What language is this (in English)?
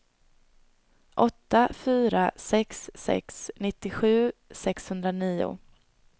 Swedish